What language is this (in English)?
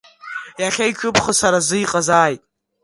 Abkhazian